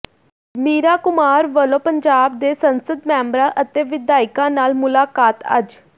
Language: Punjabi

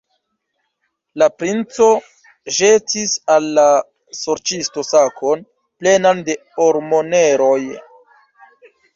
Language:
Esperanto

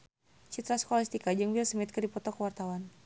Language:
Sundanese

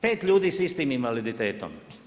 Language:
Croatian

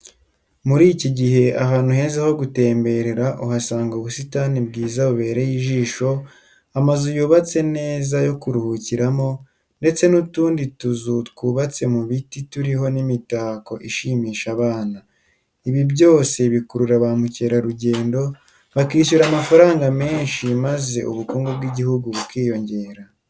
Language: Kinyarwanda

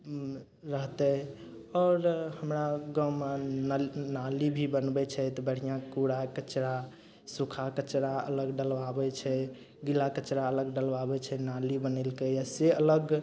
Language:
Maithili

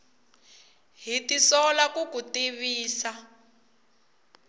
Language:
Tsonga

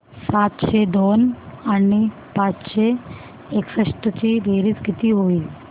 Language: Marathi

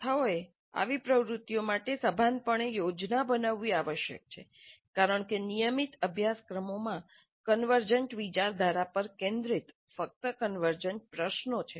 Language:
Gujarati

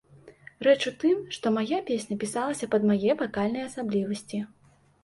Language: Belarusian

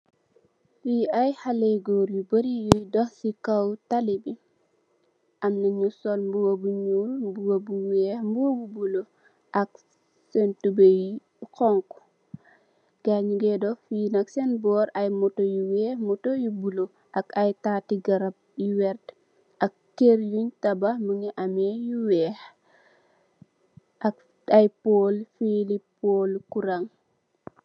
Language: Wolof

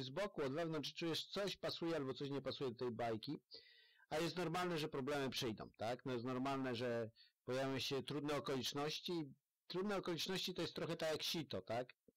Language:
Polish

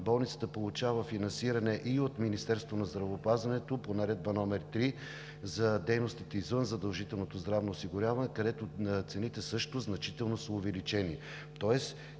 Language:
Bulgarian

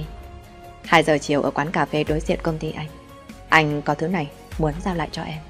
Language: Vietnamese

